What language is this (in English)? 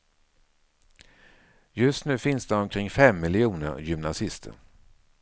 Swedish